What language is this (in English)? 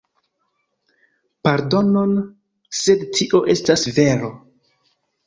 Esperanto